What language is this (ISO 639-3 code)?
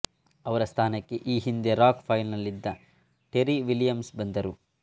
kan